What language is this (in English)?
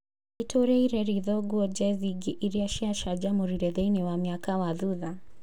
Kikuyu